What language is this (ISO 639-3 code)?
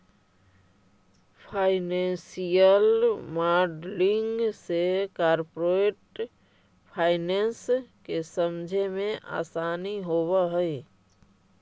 mag